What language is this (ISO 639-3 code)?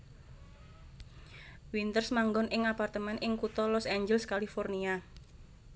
jav